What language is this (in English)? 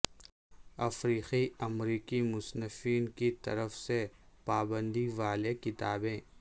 Urdu